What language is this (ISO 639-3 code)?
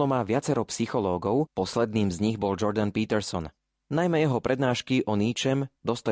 slk